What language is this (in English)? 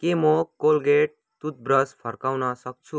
Nepali